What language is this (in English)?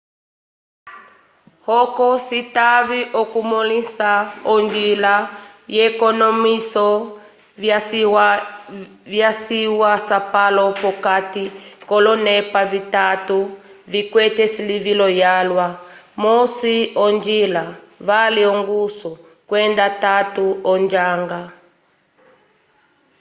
Umbundu